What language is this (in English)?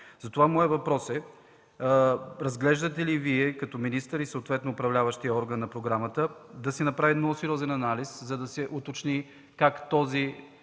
Bulgarian